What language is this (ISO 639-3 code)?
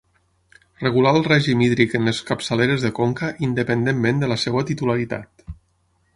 cat